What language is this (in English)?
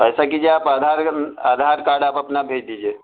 Urdu